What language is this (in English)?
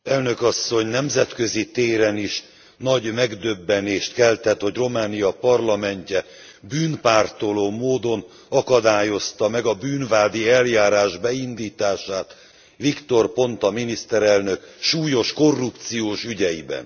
Hungarian